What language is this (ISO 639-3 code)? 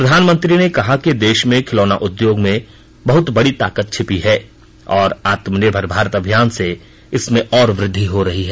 hin